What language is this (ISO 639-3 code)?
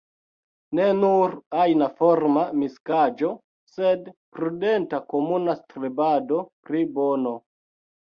epo